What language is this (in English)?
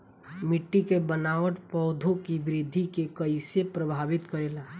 Bhojpuri